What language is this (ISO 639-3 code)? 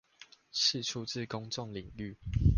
zho